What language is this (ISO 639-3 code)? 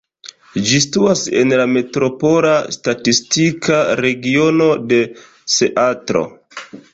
epo